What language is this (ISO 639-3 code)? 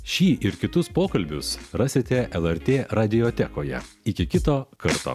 lit